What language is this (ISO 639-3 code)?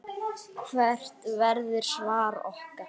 isl